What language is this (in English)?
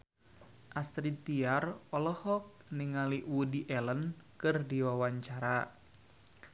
Sundanese